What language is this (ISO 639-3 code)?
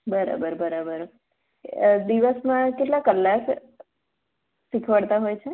guj